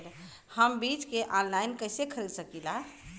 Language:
Bhojpuri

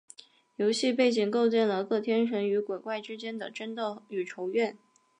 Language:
Chinese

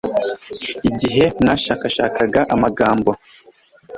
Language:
Kinyarwanda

